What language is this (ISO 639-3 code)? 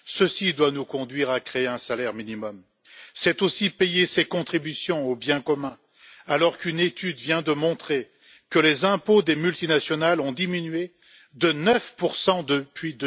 fra